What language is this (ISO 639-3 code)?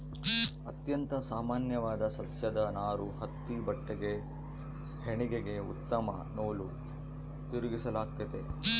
kan